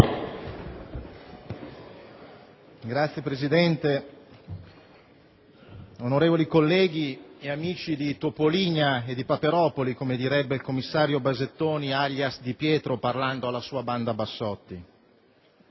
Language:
Italian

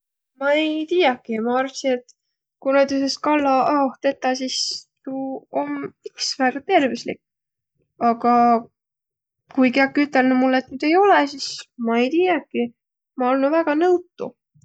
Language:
Võro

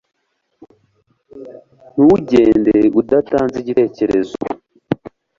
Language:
Kinyarwanda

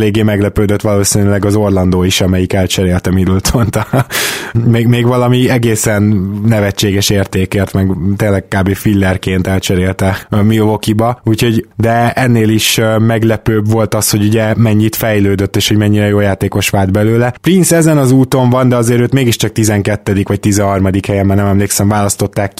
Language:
Hungarian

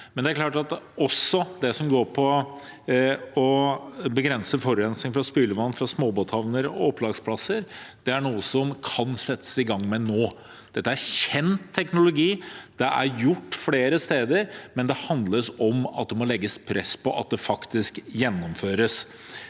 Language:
Norwegian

